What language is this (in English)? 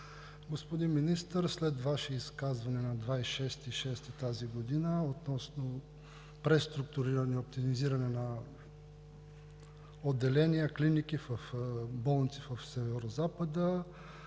Bulgarian